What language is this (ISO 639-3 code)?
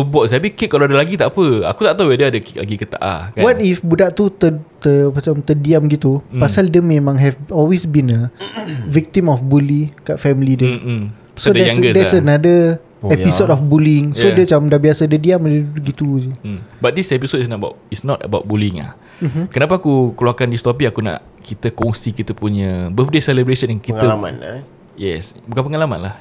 msa